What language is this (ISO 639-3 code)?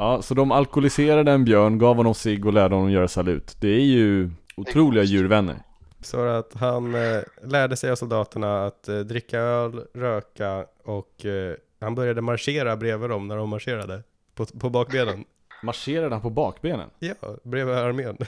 swe